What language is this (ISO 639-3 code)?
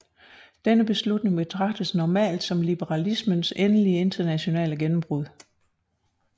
dan